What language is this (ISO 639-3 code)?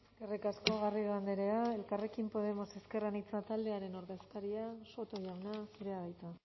eus